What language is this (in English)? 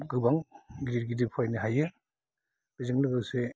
Bodo